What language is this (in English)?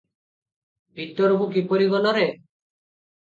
Odia